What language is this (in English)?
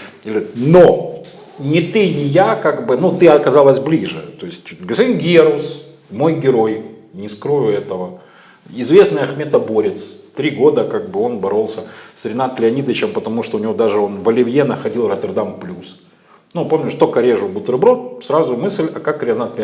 Russian